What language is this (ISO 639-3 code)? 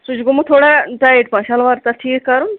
kas